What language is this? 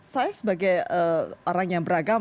Indonesian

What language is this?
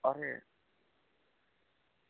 Gujarati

